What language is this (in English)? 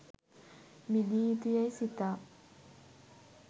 Sinhala